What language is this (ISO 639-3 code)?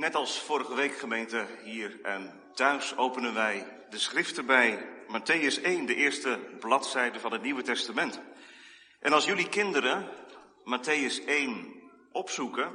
nld